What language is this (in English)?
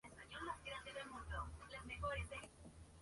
Spanish